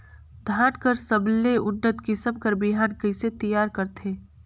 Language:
Chhattisgarhi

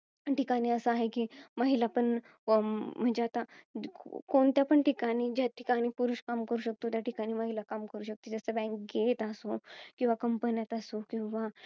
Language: Marathi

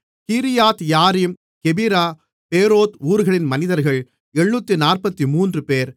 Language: Tamil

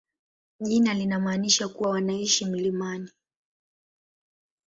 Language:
Swahili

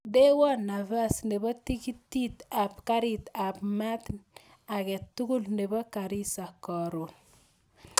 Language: Kalenjin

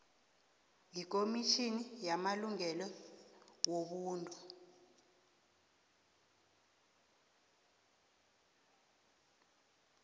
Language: South Ndebele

